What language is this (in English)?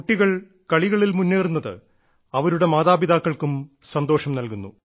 Malayalam